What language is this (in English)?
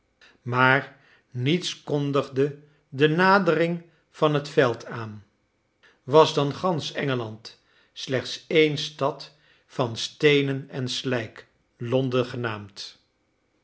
Dutch